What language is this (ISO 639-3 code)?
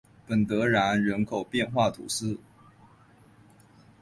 zho